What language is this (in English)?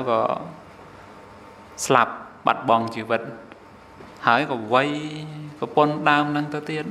Thai